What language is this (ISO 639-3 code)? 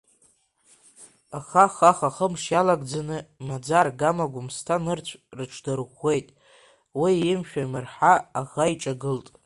abk